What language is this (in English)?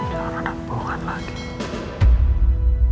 Indonesian